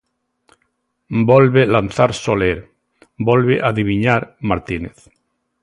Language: Galician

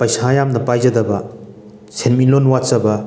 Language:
Manipuri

